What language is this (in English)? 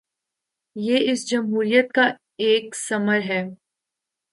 Urdu